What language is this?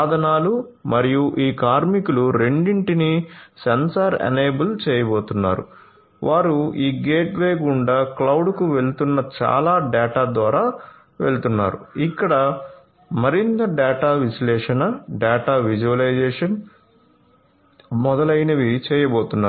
Telugu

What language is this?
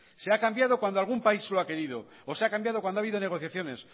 Spanish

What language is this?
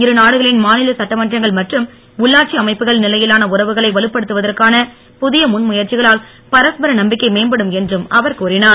Tamil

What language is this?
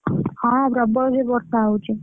Odia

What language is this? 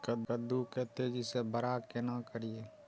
Maithili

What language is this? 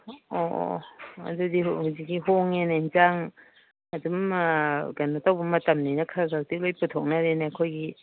Manipuri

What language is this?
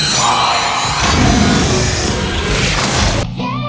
Indonesian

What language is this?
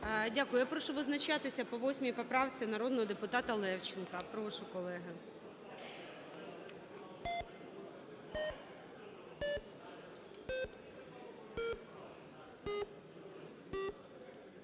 Ukrainian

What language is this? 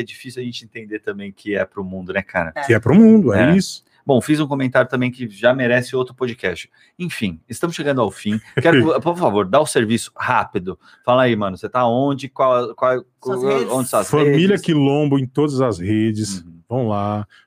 Portuguese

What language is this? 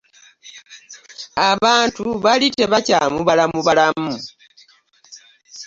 Ganda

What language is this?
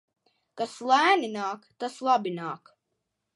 Latvian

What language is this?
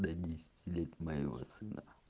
Russian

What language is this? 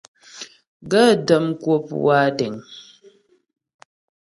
Ghomala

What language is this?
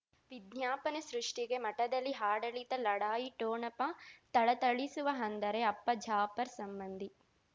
Kannada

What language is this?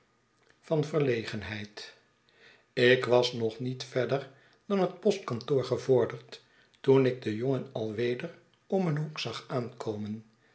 Dutch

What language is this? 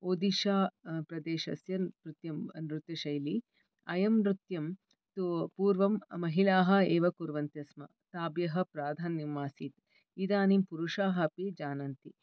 Sanskrit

